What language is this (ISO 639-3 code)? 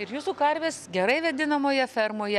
lit